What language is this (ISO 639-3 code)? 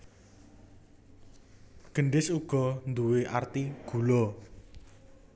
jav